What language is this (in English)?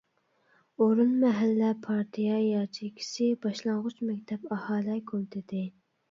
Uyghur